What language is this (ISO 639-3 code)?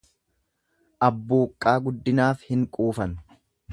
orm